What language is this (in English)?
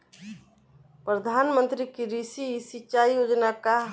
Bhojpuri